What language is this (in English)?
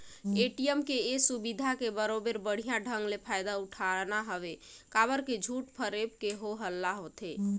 Chhattisgarhi